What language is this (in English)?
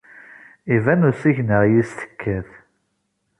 Kabyle